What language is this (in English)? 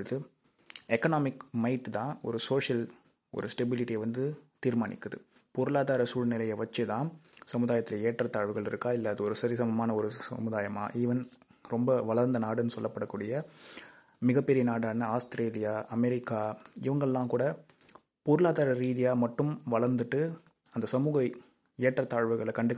Tamil